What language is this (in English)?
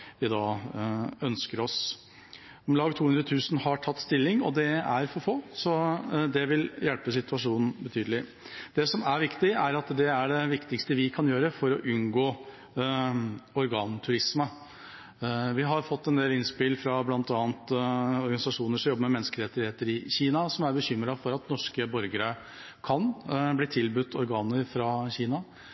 Norwegian Bokmål